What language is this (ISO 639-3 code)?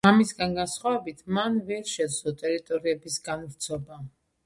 kat